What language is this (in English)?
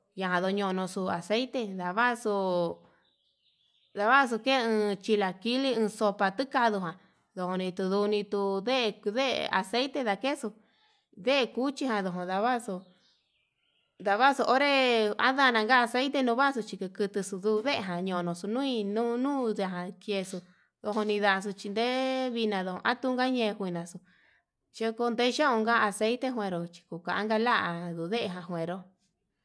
Yutanduchi Mixtec